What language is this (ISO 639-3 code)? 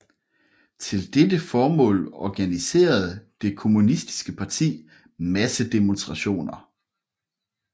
dan